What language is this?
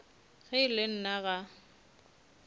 Northern Sotho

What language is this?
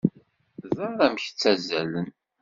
Kabyle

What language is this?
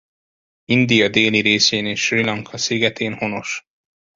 Hungarian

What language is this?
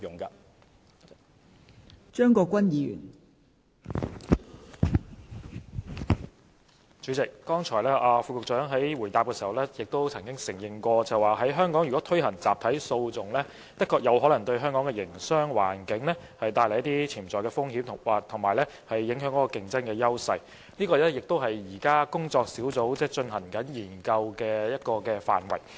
Cantonese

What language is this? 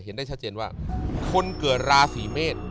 Thai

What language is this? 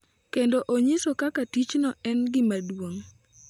Luo (Kenya and Tanzania)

